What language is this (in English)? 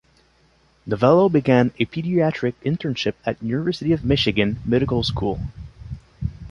English